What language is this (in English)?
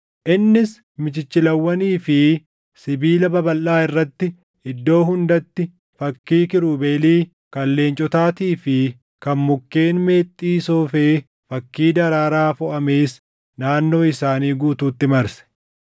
Oromo